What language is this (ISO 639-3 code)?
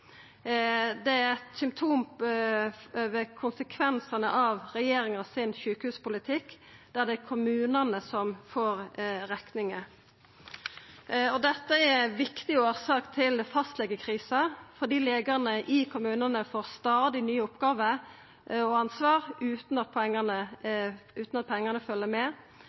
nno